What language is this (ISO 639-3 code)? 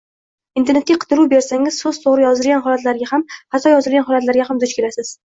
uzb